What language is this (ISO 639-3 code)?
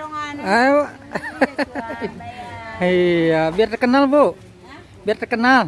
ind